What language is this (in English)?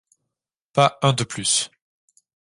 French